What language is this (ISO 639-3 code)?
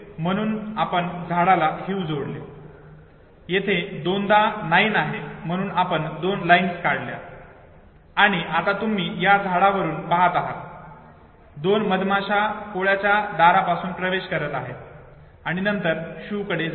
mar